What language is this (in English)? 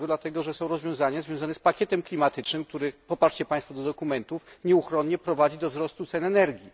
Polish